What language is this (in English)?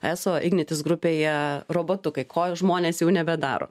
Lithuanian